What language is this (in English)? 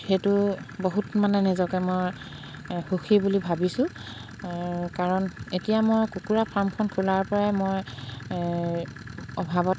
Assamese